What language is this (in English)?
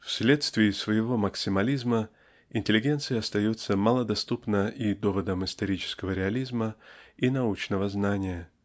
Russian